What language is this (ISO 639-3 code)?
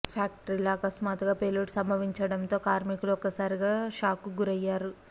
tel